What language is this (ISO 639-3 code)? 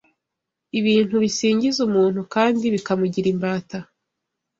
kin